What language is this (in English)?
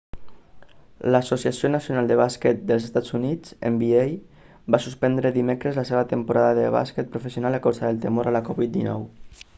Catalan